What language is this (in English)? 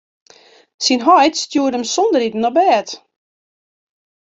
Western Frisian